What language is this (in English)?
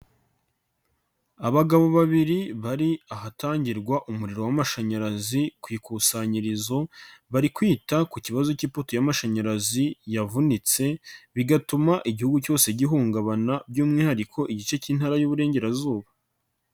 Kinyarwanda